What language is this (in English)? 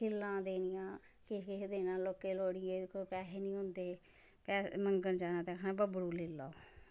Dogri